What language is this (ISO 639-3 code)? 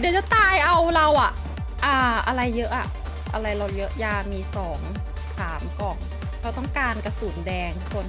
tha